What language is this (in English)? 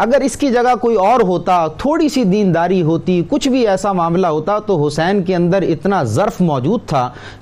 Urdu